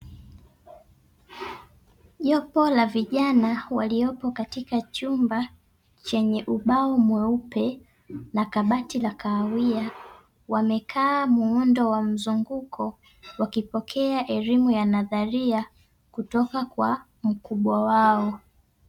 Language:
Swahili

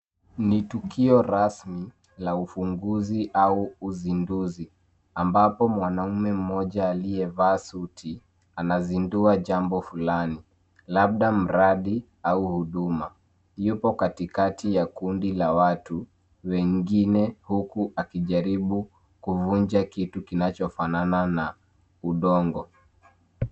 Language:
Swahili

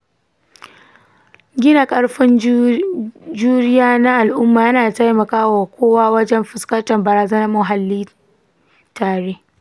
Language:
Hausa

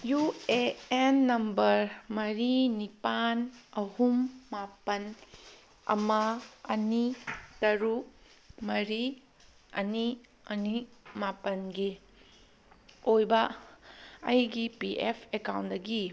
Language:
Manipuri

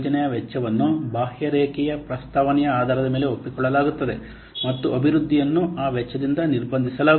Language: Kannada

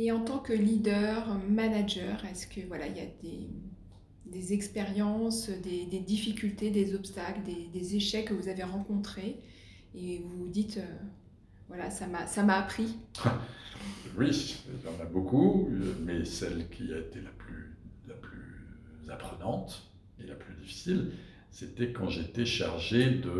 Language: French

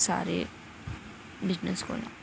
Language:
Dogri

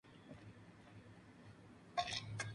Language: Spanish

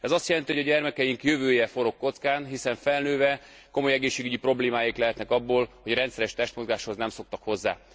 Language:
Hungarian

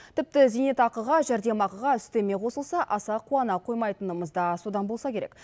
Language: Kazakh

